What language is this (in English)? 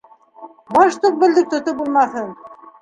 Bashkir